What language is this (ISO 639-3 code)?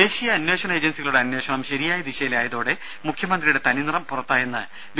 mal